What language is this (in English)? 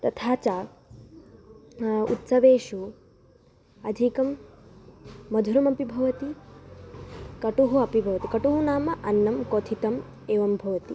Sanskrit